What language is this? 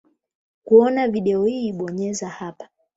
Swahili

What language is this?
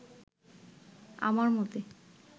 Bangla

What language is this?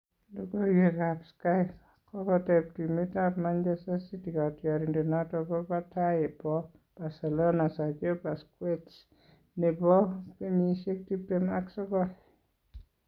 Kalenjin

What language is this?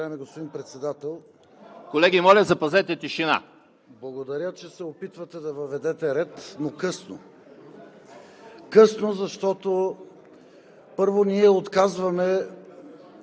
Bulgarian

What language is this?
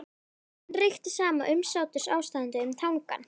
Icelandic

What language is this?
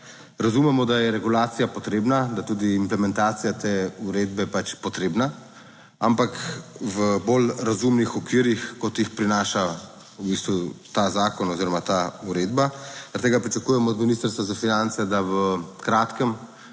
Slovenian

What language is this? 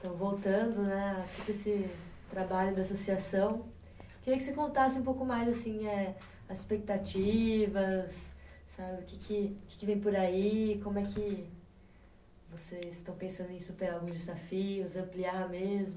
Portuguese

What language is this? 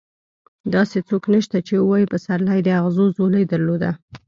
Pashto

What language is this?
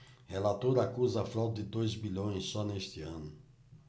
Portuguese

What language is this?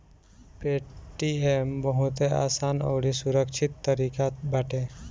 Bhojpuri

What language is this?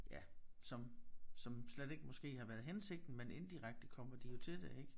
Danish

